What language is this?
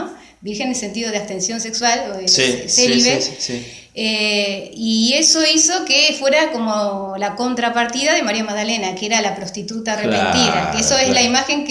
Spanish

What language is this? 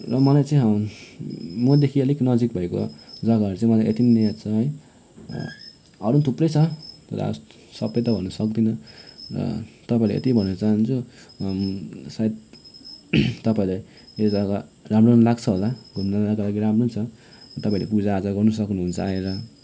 Nepali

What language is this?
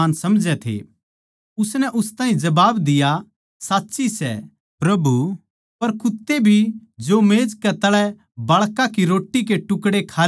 Haryanvi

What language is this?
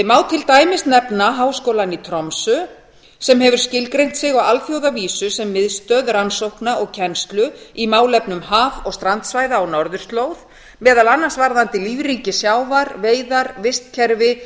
Icelandic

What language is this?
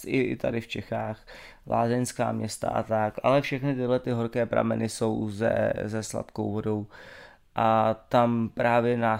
Czech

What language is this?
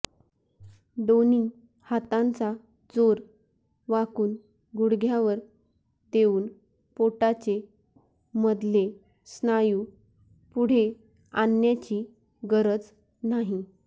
Marathi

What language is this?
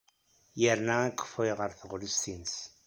Kabyle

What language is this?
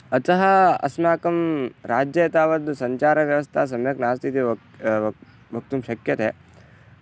Sanskrit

